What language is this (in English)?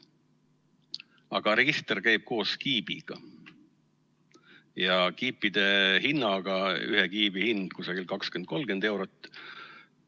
Estonian